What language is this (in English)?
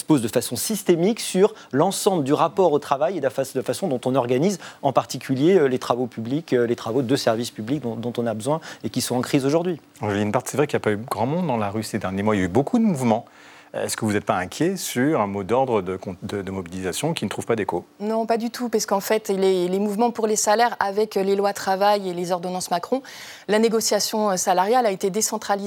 French